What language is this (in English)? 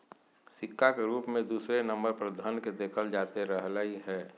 Magahi